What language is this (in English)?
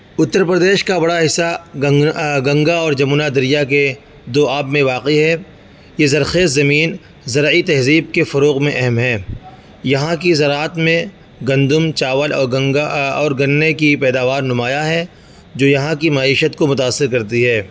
Urdu